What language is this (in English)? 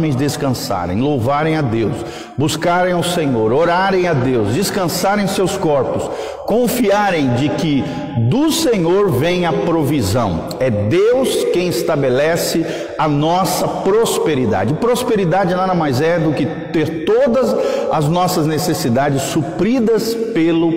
Portuguese